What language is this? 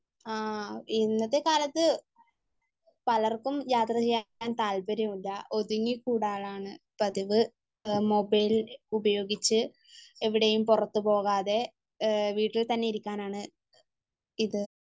Malayalam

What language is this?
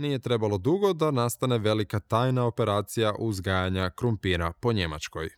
Croatian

